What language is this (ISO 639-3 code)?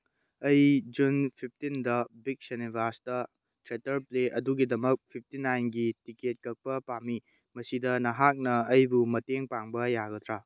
mni